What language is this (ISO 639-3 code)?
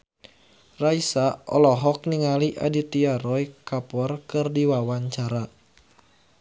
sun